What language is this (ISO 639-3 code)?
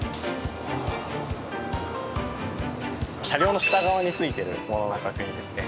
jpn